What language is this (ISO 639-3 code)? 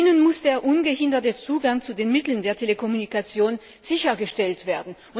deu